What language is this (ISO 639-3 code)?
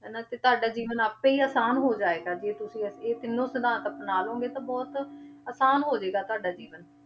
pan